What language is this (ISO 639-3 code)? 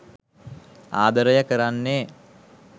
sin